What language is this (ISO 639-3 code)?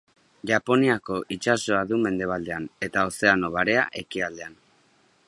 eus